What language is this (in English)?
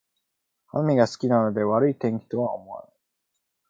Japanese